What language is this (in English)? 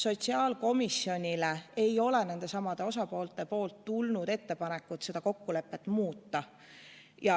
Estonian